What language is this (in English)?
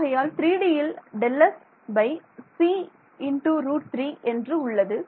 Tamil